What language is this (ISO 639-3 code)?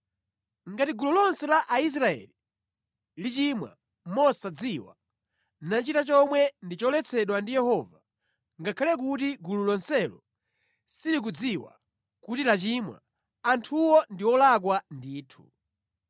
nya